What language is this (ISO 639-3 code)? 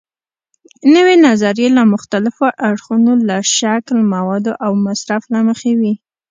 pus